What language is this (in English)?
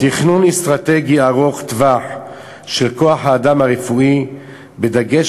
Hebrew